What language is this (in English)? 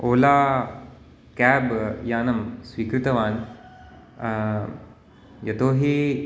Sanskrit